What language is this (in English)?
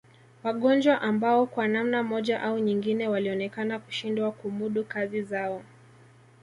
Swahili